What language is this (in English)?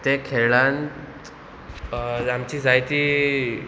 Konkani